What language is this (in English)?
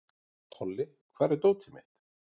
Icelandic